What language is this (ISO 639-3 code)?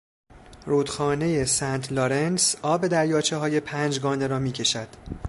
fas